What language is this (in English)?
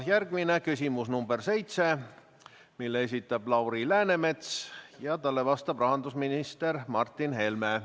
Estonian